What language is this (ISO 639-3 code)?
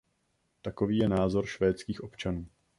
ces